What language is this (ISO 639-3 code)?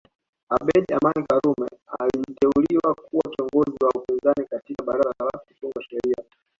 swa